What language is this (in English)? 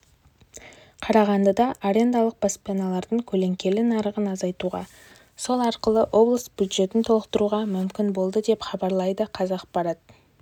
Kazakh